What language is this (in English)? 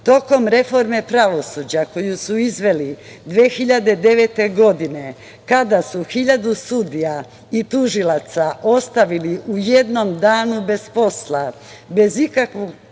Serbian